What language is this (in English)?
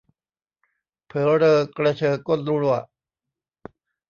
Thai